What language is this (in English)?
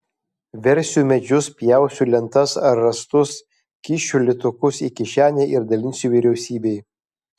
Lithuanian